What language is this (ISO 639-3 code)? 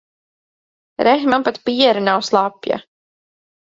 lav